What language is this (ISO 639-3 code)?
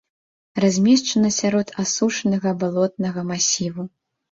bel